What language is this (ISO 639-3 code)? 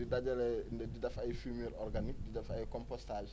wol